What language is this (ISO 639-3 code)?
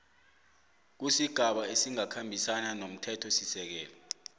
nbl